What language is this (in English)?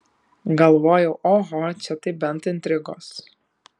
Lithuanian